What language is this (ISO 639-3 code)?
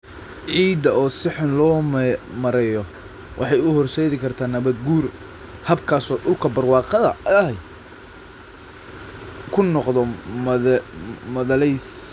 som